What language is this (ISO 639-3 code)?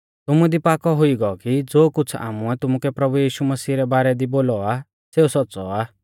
bfz